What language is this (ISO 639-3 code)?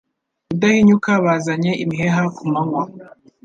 kin